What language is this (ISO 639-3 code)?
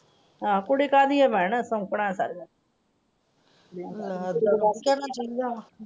pan